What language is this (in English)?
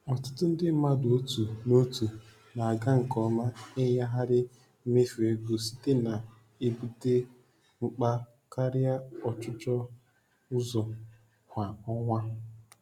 Igbo